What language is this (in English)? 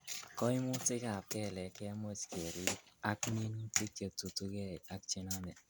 Kalenjin